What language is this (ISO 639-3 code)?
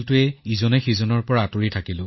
asm